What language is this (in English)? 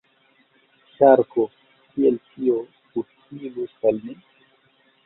Esperanto